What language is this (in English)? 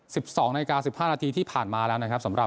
Thai